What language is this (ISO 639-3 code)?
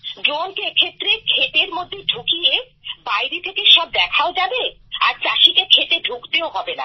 ben